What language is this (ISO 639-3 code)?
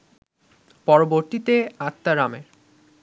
ben